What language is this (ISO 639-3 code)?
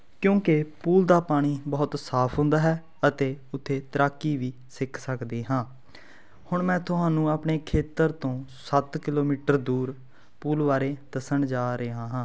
pan